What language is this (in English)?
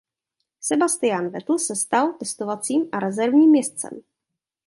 Czech